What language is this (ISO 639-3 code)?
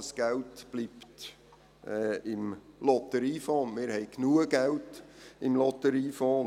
gsw